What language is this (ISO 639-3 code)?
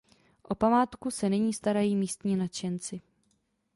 ces